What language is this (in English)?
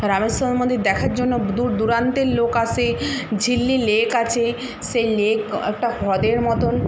Bangla